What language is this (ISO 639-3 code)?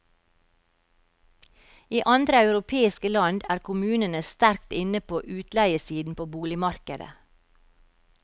nor